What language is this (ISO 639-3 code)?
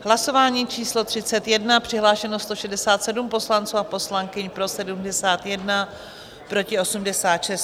ces